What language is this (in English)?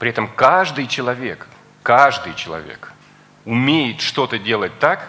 Russian